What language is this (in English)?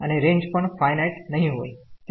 Gujarati